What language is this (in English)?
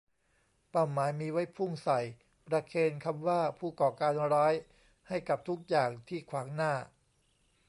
Thai